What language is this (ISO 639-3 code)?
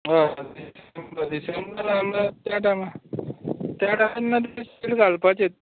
kok